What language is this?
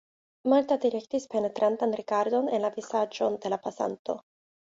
Esperanto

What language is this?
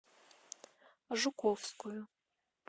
Russian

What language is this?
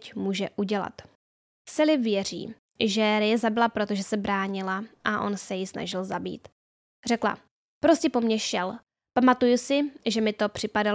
Czech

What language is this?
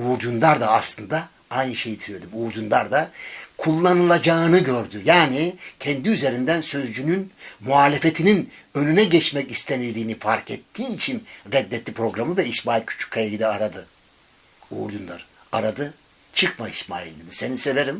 Turkish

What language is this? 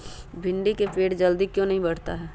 Magahi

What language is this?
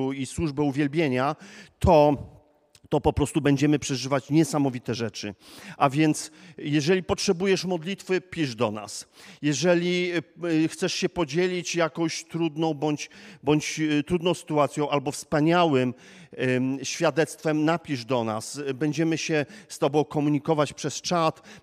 Polish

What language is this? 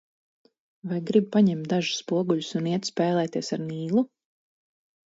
Latvian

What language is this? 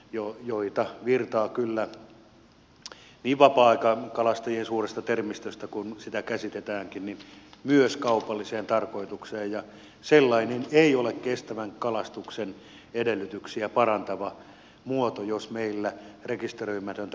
Finnish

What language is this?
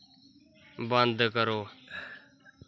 Dogri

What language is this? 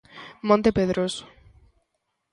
Galician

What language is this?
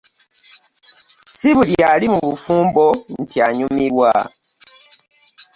Ganda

